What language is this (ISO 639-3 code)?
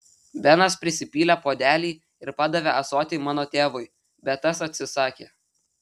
lit